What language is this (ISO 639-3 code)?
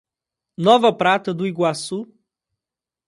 por